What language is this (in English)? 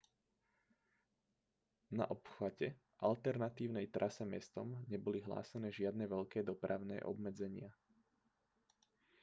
Slovak